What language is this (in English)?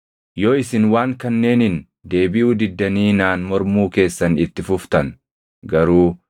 Oromo